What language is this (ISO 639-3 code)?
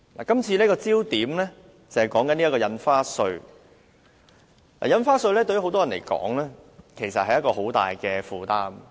yue